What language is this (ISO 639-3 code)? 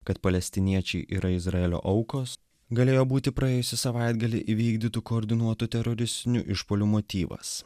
lit